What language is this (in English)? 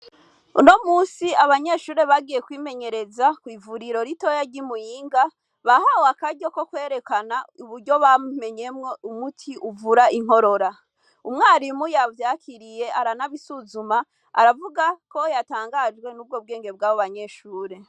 Rundi